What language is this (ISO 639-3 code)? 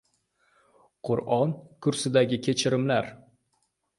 uzb